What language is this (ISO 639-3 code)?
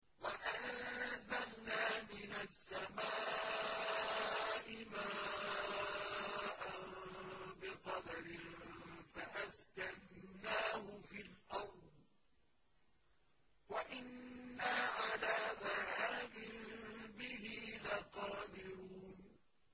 ara